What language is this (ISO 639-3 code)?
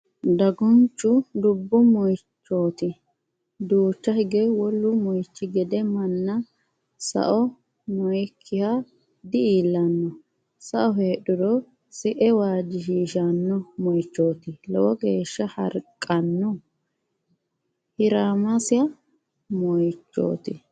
sid